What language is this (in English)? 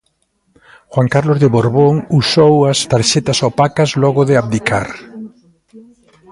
Galician